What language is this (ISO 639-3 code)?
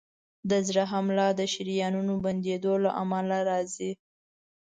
pus